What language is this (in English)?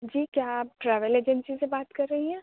Urdu